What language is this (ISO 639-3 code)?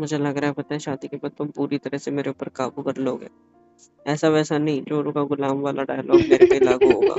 hin